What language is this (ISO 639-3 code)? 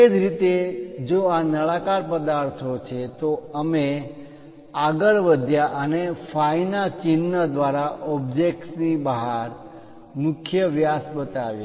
guj